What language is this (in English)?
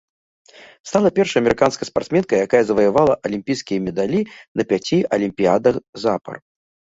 Belarusian